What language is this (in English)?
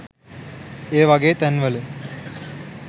Sinhala